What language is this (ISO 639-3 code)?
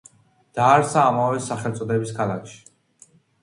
kat